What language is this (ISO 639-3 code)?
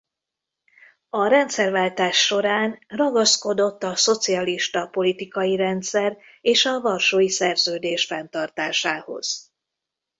hun